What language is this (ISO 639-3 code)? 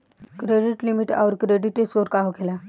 bho